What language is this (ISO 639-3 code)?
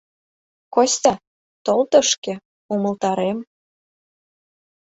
chm